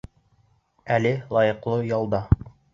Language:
Bashkir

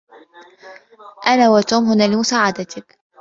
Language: Arabic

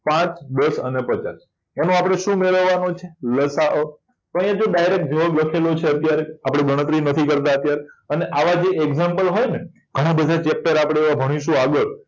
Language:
Gujarati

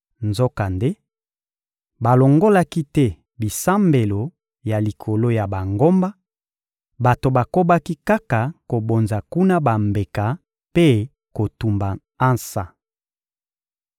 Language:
Lingala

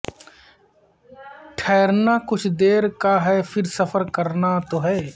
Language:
Urdu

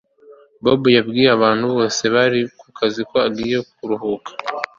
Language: Kinyarwanda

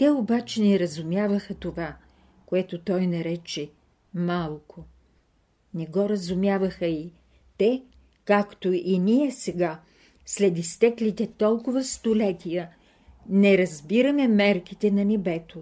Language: Bulgarian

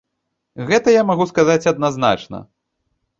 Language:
Belarusian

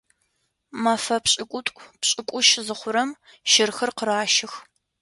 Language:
Adyghe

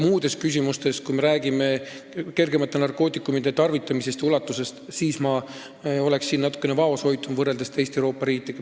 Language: Estonian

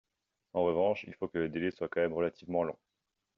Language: French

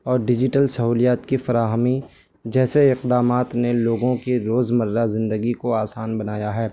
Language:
Urdu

